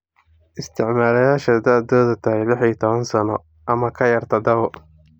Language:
Somali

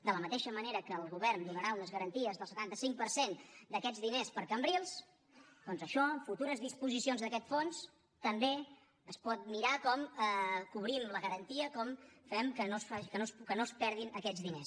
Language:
Catalan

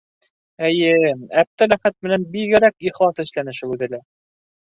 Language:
Bashkir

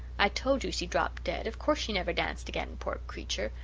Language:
English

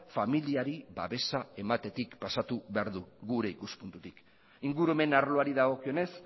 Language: Basque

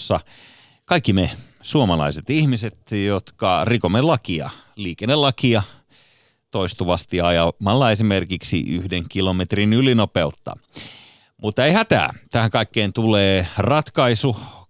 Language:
Finnish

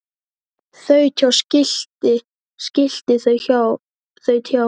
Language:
Icelandic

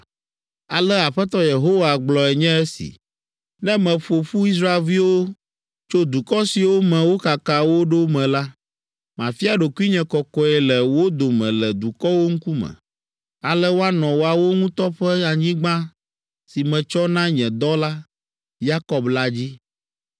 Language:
Ewe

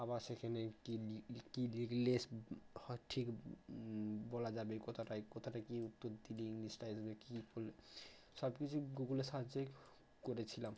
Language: Bangla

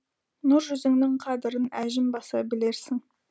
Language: Kazakh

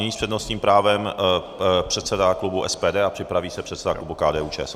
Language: Czech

